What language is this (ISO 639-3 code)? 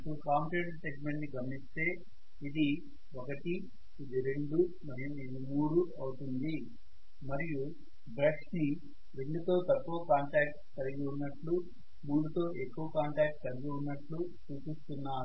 tel